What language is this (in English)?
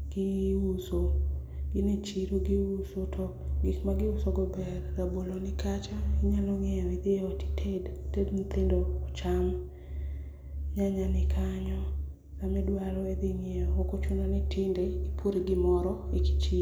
Luo (Kenya and Tanzania)